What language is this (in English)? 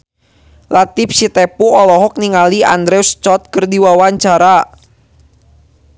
Sundanese